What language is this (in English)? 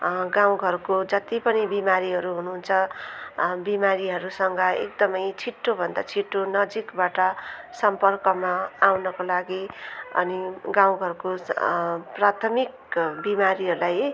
Nepali